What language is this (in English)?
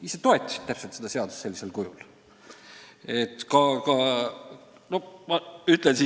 Estonian